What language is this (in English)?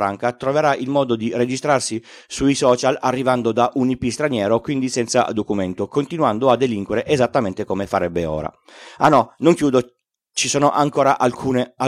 Italian